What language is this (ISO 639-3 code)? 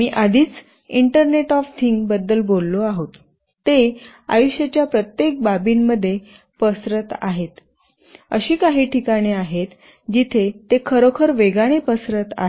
mar